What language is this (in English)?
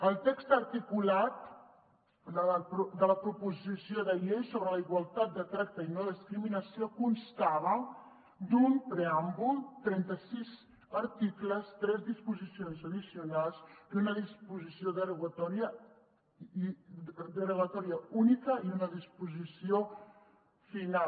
Catalan